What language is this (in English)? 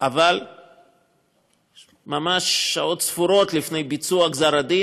Hebrew